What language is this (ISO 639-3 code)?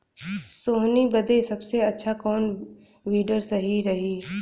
bho